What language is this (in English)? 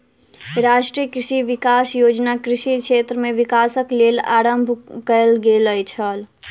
Maithili